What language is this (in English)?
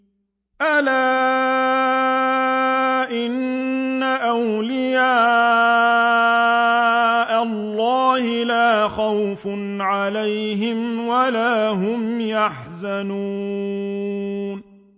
Arabic